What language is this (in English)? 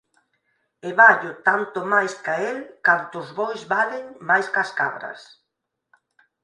Galician